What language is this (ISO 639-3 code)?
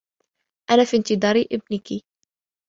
ara